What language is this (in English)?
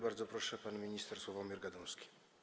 Polish